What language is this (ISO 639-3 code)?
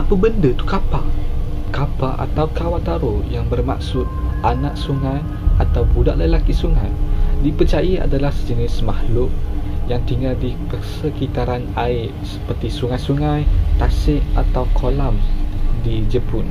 msa